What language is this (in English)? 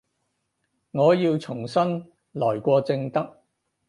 Cantonese